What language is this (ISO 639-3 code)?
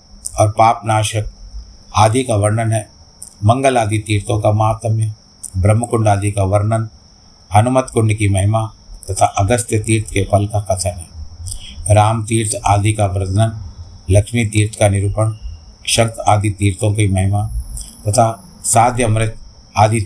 hin